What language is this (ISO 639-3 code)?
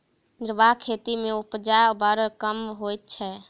mai